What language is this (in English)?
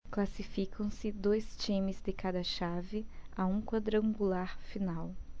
Portuguese